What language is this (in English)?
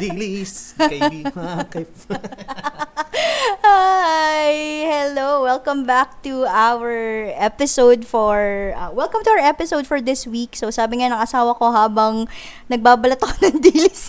Filipino